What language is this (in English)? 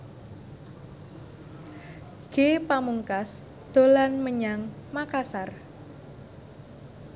Javanese